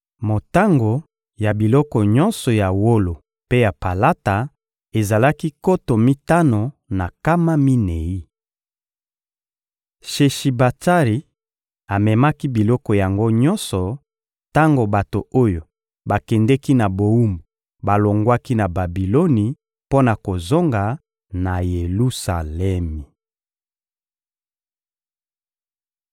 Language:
Lingala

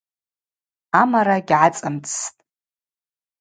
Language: Abaza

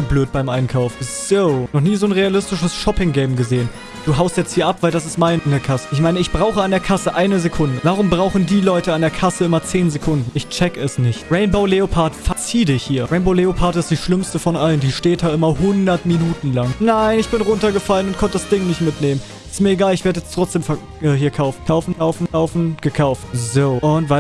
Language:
German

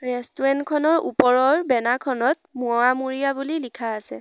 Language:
Assamese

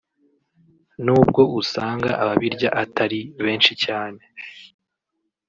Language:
Kinyarwanda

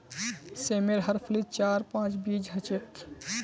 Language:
Magahi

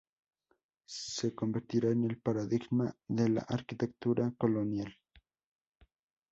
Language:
Spanish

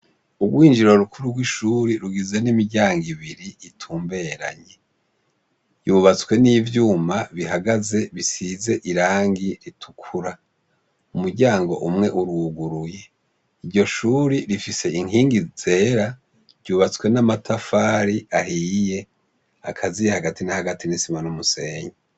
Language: Rundi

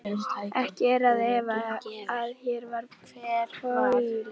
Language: Icelandic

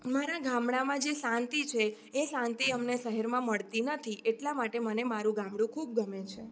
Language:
Gujarati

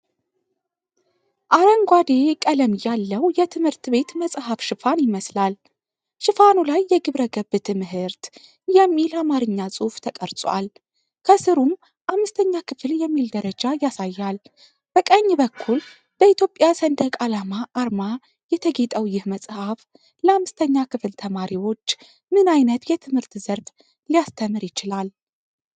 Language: Amharic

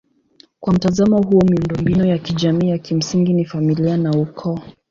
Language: Swahili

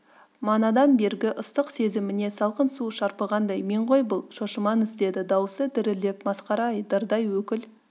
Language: Kazakh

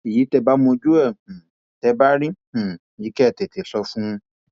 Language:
Yoruba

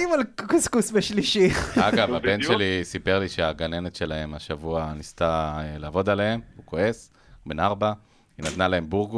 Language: Hebrew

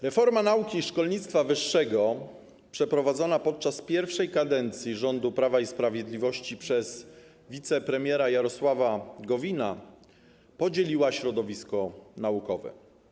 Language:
Polish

